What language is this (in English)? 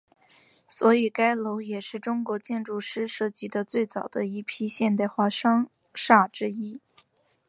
Chinese